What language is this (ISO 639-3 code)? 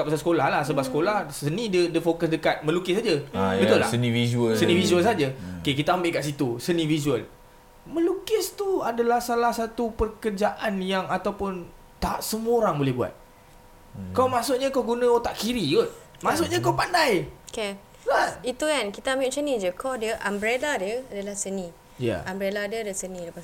msa